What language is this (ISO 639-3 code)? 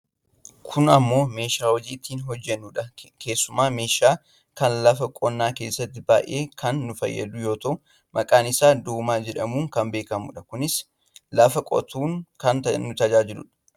orm